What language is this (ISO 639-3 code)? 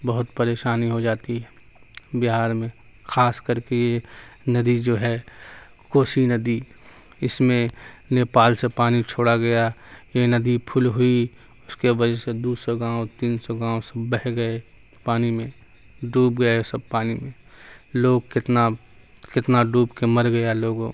urd